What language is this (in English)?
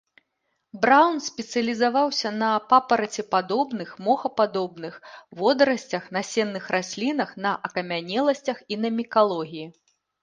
Belarusian